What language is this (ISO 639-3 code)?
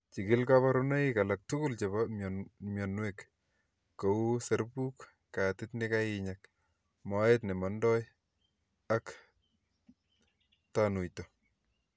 kln